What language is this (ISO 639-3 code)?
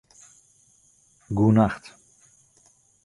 fry